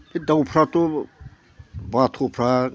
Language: Bodo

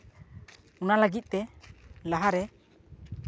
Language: Santali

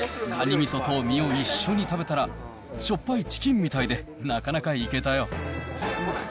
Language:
Japanese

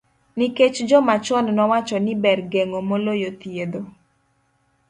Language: Luo (Kenya and Tanzania)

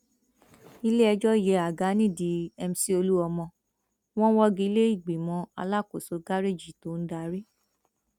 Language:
Yoruba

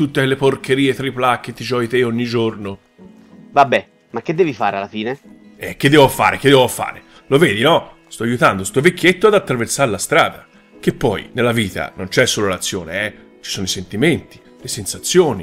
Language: Italian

